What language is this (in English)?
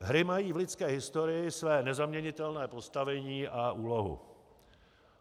Czech